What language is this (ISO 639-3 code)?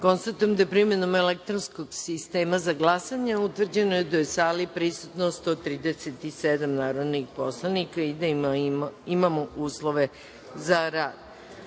srp